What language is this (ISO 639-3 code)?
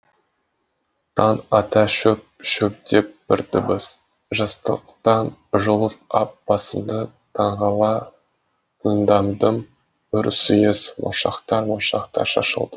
kaz